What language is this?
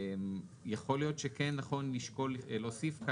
Hebrew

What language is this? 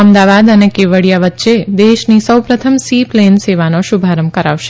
Gujarati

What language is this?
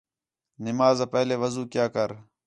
Khetrani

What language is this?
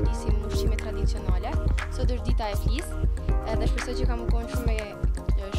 Romanian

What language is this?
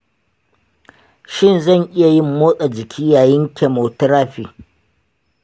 Hausa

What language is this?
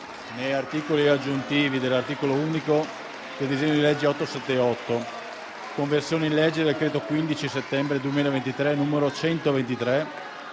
Italian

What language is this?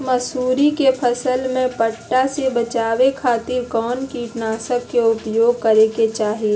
Magahi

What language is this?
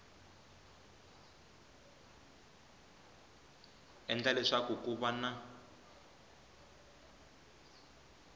Tsonga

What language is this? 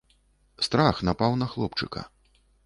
Belarusian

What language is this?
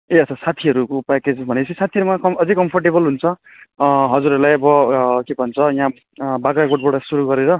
Nepali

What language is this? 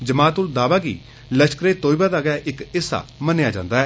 Dogri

